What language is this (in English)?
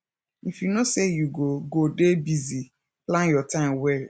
Nigerian Pidgin